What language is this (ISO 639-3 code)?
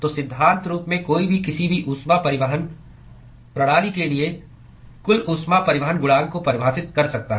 hin